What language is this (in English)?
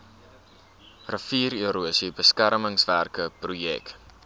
Afrikaans